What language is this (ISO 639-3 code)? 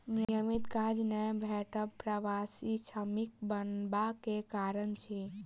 mai